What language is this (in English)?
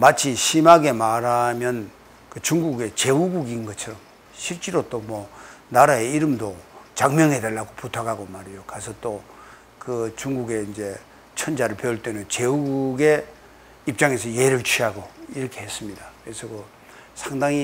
Korean